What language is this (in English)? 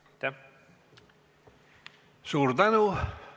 Estonian